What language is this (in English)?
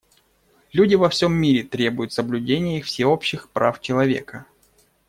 Russian